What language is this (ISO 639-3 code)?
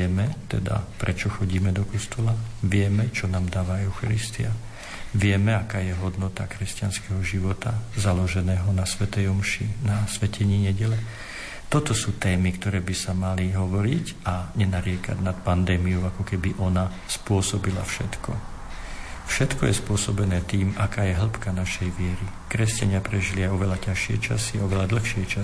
slk